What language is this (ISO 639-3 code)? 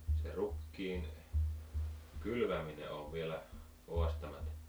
fin